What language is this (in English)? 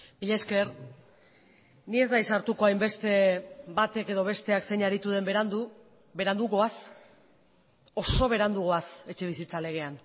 Basque